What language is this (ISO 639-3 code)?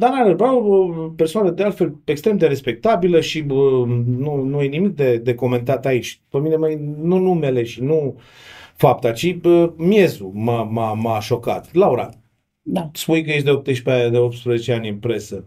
ron